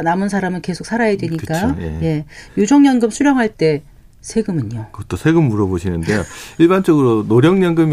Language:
Korean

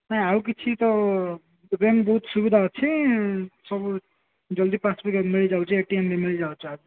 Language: Odia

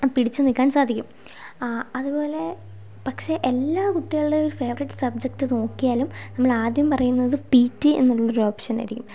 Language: Malayalam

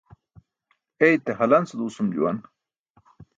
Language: Burushaski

